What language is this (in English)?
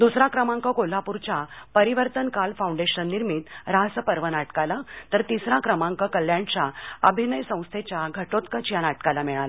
Marathi